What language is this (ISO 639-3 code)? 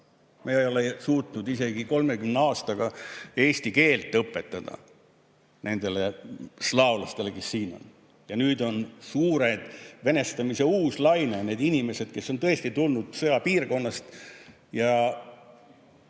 est